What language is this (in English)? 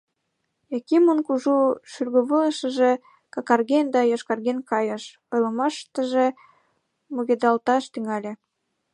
Mari